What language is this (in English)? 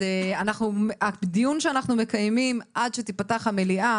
Hebrew